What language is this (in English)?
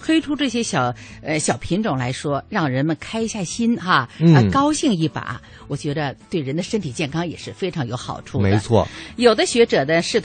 Chinese